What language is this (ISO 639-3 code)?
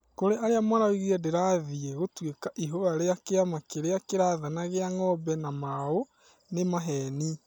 kik